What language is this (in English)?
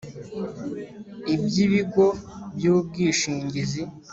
Kinyarwanda